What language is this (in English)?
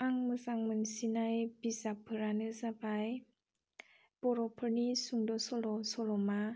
Bodo